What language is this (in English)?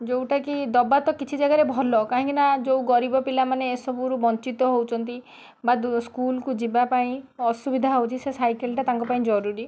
Odia